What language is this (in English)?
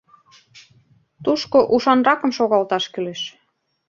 Mari